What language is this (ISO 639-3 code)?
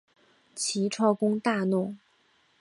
zho